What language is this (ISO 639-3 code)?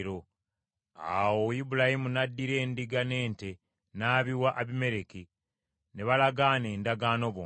lug